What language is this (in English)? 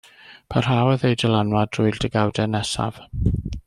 Welsh